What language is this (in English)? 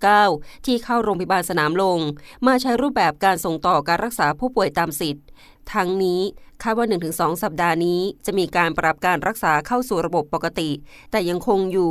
Thai